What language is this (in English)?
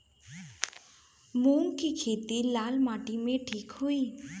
Bhojpuri